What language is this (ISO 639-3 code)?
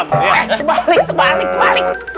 ind